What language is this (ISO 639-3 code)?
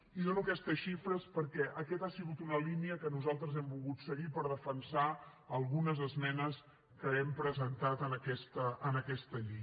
cat